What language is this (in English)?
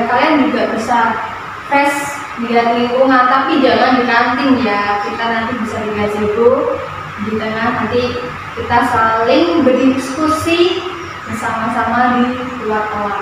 Indonesian